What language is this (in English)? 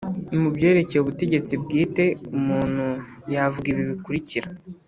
Kinyarwanda